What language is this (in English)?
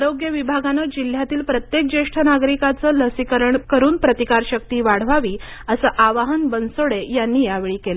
Marathi